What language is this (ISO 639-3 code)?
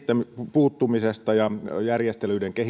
fin